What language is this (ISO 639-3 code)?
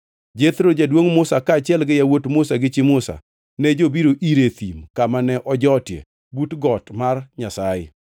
luo